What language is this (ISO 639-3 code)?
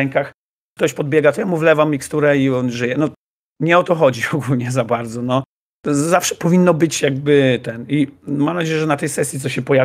pol